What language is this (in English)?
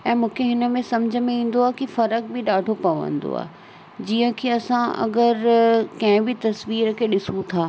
Sindhi